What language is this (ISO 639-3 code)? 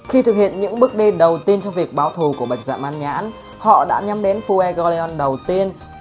vie